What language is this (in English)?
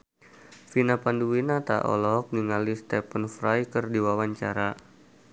Sundanese